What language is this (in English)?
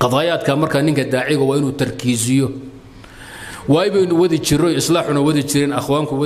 Arabic